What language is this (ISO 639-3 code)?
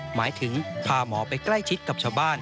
tha